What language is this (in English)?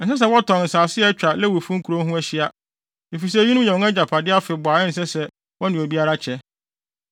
Akan